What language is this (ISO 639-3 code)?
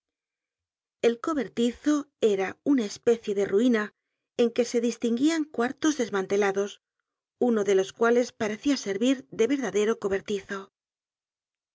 spa